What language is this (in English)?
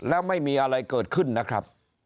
Thai